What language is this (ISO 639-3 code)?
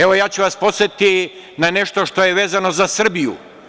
srp